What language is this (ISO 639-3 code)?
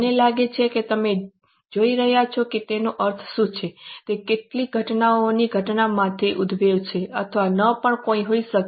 guj